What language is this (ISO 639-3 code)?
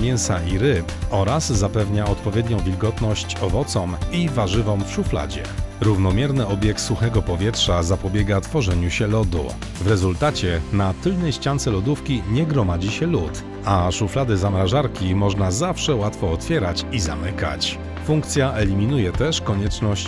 pol